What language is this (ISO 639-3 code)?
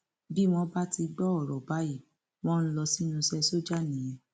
yor